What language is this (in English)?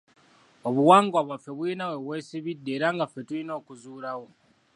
Ganda